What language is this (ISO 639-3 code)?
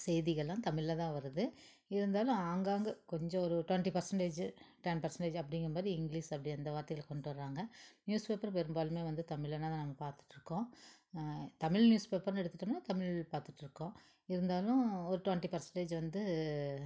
tam